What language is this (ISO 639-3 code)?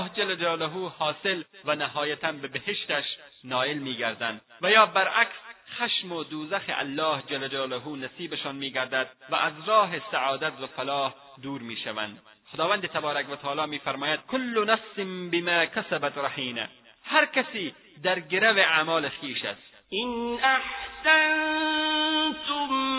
fas